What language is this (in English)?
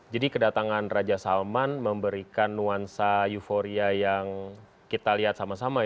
Indonesian